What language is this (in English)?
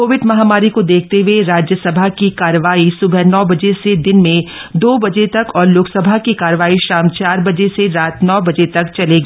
Hindi